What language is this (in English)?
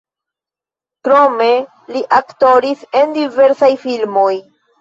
Esperanto